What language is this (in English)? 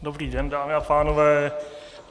Czech